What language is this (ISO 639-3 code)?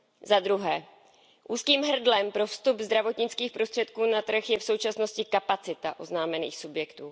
ces